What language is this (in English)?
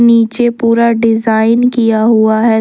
Hindi